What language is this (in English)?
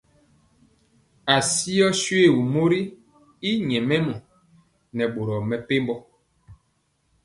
Mpiemo